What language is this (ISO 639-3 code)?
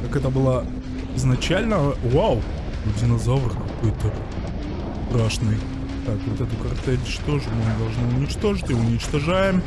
rus